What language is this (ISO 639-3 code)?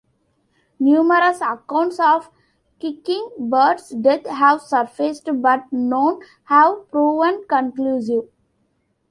eng